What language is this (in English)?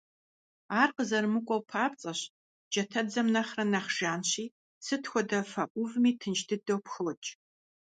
Kabardian